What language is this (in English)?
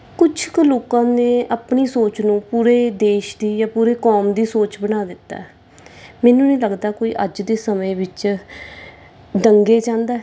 Punjabi